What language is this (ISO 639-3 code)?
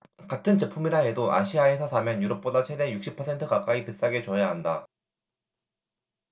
kor